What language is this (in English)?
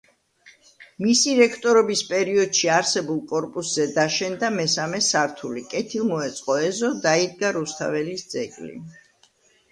Georgian